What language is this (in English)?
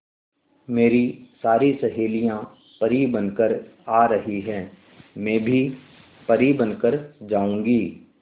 Hindi